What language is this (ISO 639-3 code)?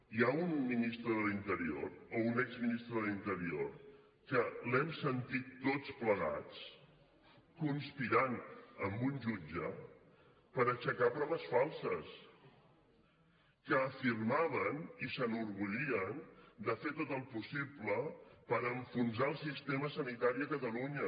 cat